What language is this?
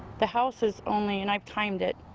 English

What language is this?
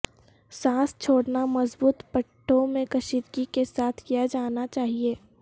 Urdu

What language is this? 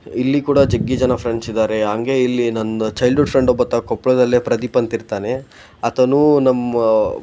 Kannada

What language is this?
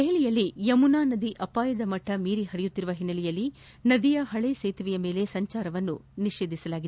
Kannada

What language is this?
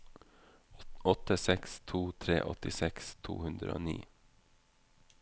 Norwegian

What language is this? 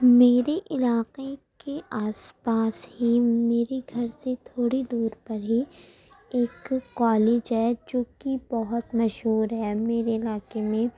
Urdu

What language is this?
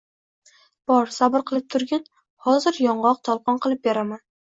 Uzbek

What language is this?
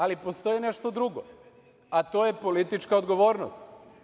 Serbian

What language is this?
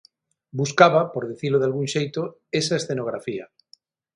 Galician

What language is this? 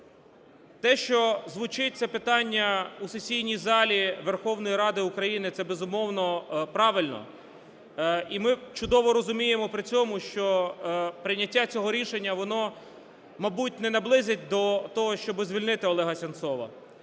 Ukrainian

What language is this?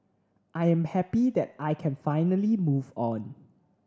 English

